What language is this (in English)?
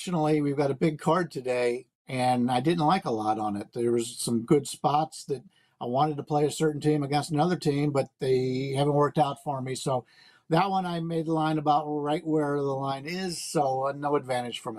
English